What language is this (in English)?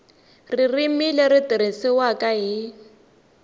Tsonga